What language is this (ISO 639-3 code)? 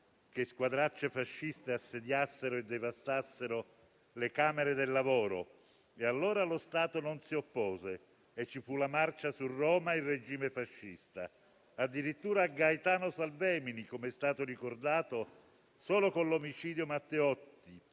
ita